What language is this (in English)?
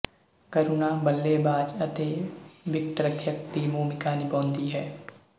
Punjabi